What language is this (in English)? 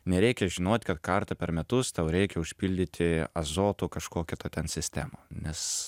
Lithuanian